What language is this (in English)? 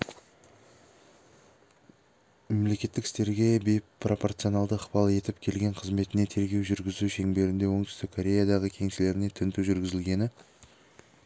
Kazakh